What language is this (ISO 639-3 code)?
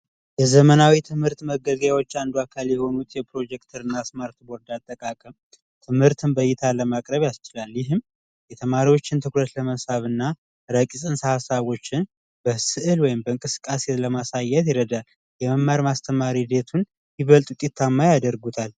amh